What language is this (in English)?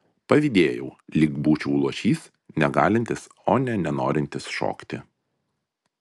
Lithuanian